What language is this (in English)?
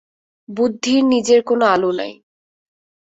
Bangla